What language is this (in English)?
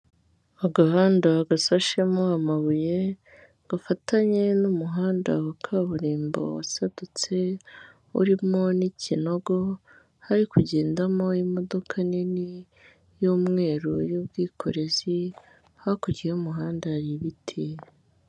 Kinyarwanda